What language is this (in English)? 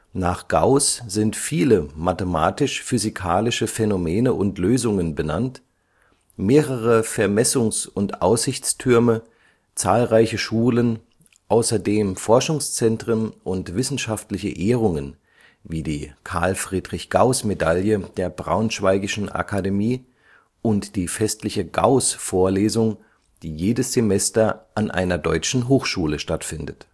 German